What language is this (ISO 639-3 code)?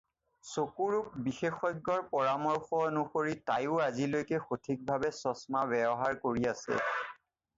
asm